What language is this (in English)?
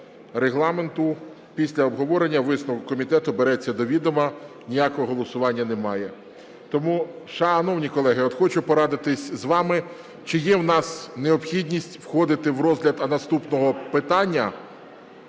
Ukrainian